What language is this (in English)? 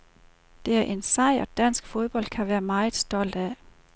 Danish